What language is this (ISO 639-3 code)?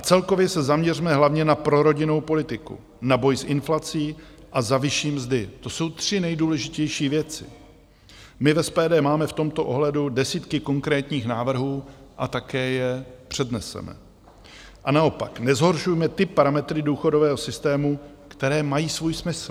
ces